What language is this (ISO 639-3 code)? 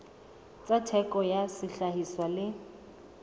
sot